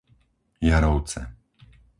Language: Slovak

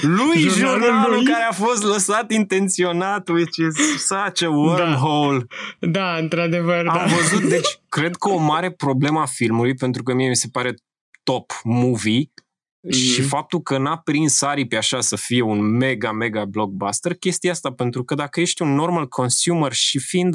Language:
Romanian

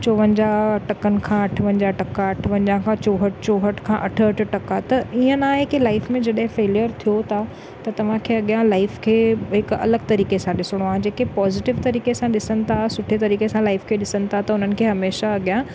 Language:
Sindhi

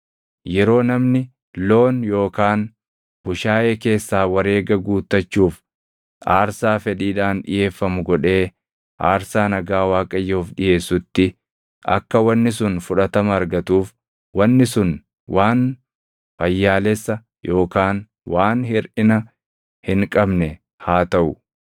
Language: Oromo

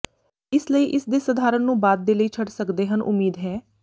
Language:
Punjabi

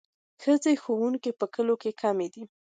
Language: Pashto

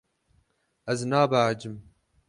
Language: Kurdish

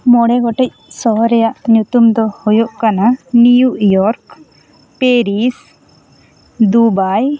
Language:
Santali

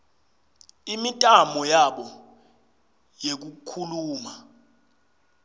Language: Swati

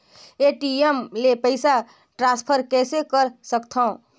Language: Chhattisgarhi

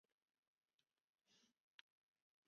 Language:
Chinese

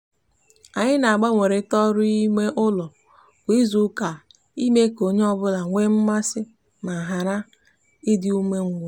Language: Igbo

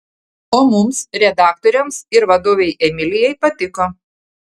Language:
Lithuanian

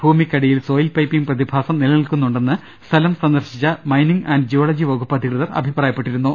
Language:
Malayalam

